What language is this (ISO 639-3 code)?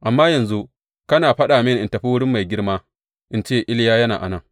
hau